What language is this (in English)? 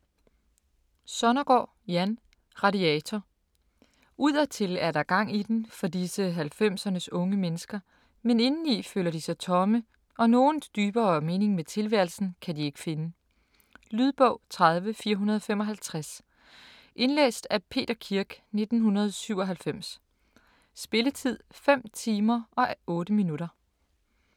Danish